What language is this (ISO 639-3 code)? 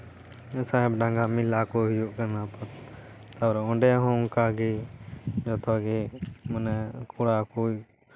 sat